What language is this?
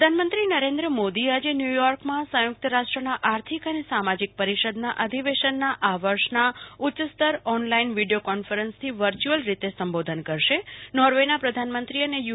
Gujarati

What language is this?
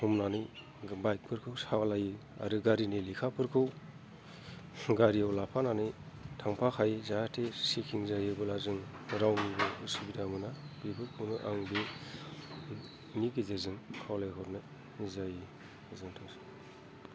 Bodo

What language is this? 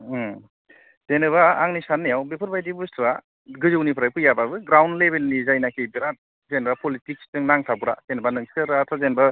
Bodo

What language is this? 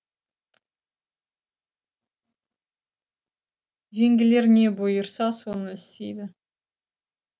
Kazakh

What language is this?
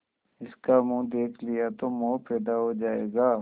Hindi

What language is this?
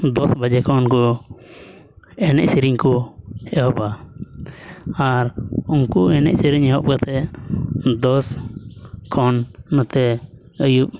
Santali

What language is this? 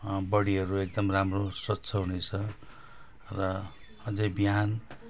Nepali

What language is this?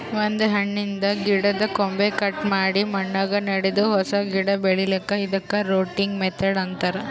Kannada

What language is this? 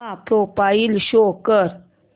Marathi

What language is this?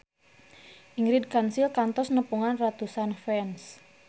Sundanese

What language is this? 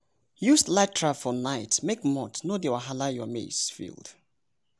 Nigerian Pidgin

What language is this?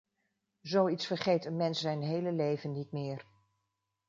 Dutch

